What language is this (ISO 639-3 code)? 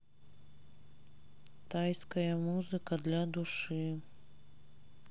rus